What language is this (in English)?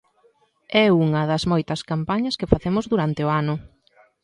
Galician